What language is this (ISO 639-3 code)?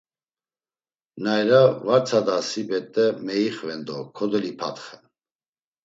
lzz